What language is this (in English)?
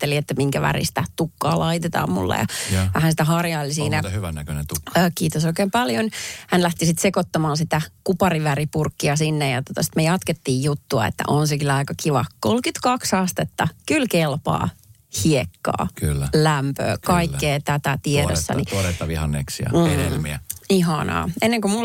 Finnish